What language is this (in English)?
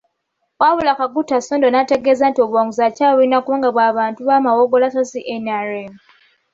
Ganda